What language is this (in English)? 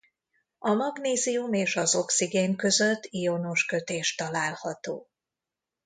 Hungarian